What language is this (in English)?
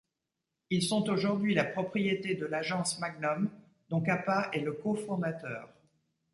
French